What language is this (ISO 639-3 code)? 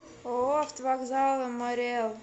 rus